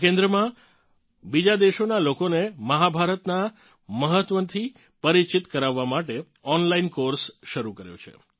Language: Gujarati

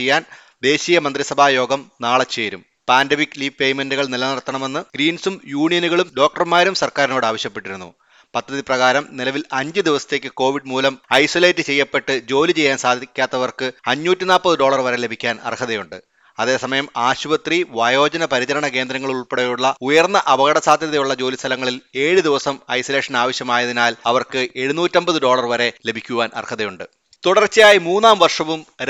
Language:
Malayalam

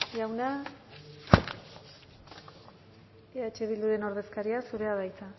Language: Basque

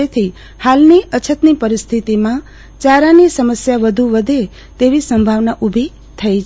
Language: Gujarati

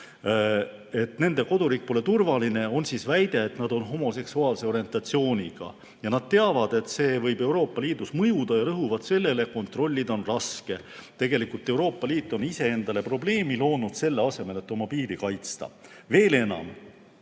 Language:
Estonian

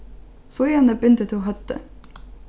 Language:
Faroese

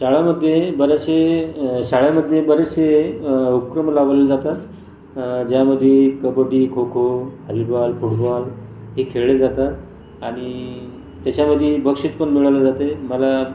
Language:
Marathi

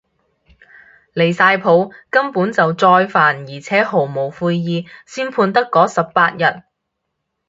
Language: Cantonese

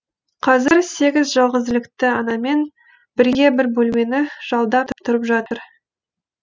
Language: Kazakh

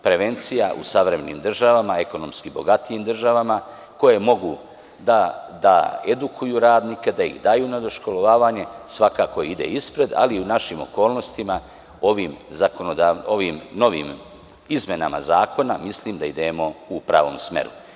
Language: Serbian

